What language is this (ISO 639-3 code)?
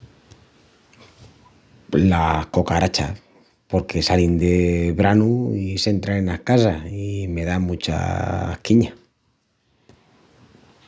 ext